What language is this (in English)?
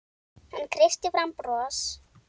Icelandic